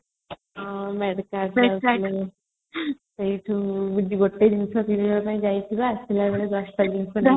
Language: Odia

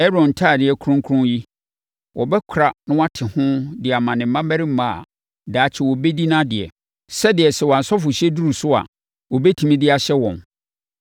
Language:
Akan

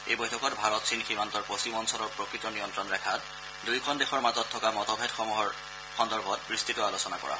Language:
Assamese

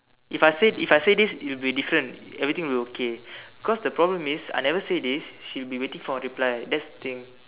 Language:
English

